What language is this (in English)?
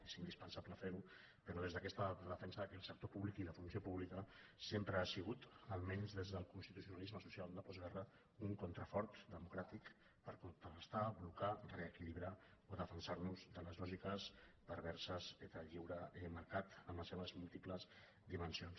Catalan